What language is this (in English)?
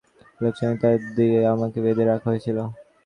Bangla